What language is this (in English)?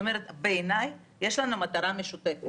Hebrew